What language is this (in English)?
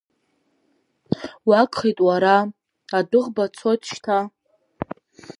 Abkhazian